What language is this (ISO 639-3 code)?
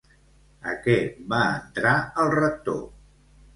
cat